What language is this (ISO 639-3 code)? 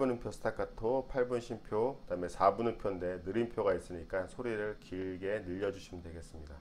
kor